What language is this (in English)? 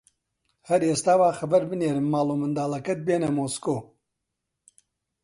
Central Kurdish